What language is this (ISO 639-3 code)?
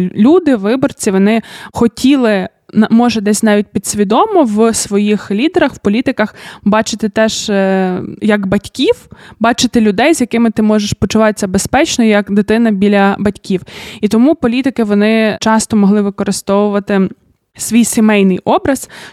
ukr